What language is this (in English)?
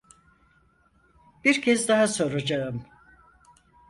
Turkish